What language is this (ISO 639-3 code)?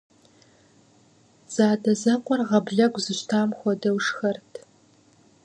kbd